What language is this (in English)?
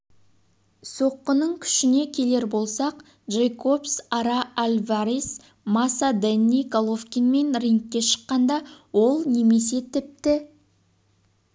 Kazakh